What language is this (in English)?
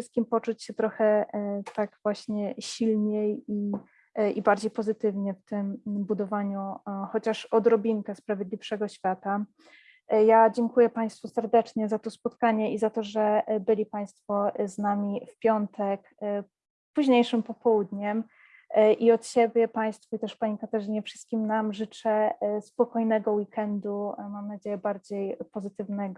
Polish